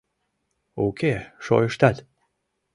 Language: Mari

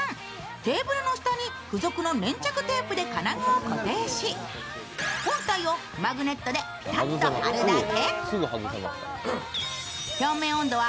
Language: Japanese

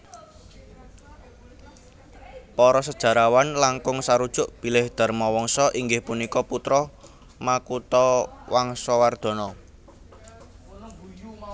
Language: Javanese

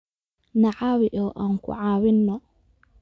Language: Somali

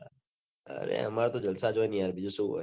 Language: Gujarati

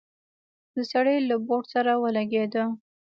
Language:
Pashto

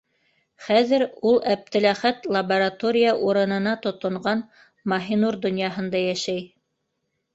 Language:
Bashkir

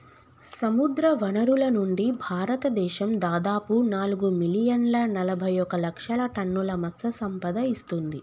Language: Telugu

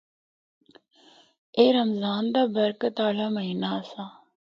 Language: Northern Hindko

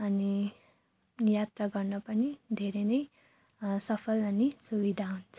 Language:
Nepali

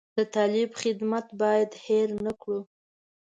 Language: Pashto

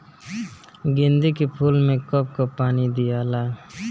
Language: Bhojpuri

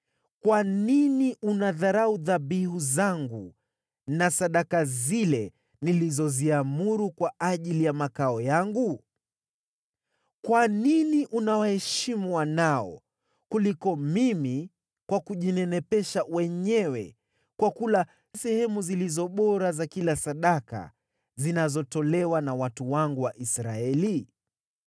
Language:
Swahili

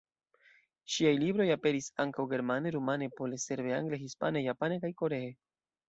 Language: Esperanto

